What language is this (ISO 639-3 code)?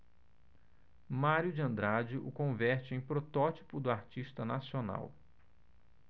por